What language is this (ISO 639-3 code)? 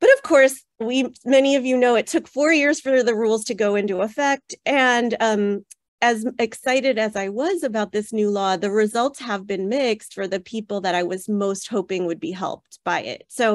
eng